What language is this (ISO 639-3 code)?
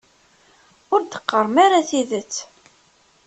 kab